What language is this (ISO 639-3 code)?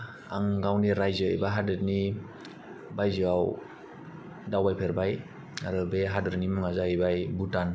brx